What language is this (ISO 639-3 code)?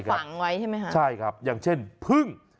tha